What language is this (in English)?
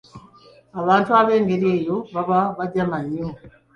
Ganda